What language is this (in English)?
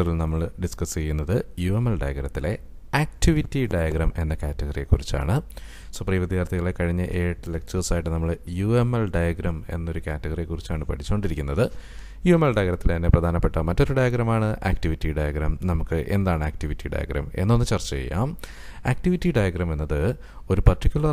Indonesian